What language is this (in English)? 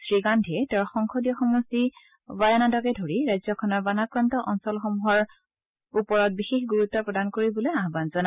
Assamese